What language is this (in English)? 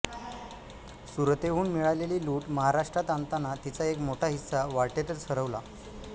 Marathi